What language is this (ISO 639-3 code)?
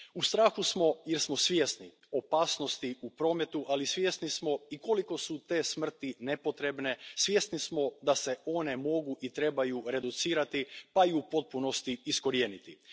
hrv